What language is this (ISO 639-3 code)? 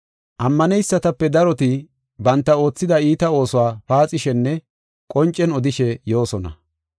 gof